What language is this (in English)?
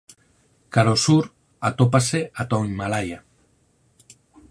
Galician